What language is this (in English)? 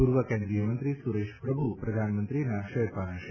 Gujarati